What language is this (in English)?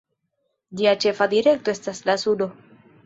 Esperanto